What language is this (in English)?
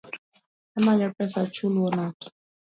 Luo (Kenya and Tanzania)